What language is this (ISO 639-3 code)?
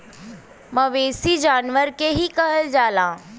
bho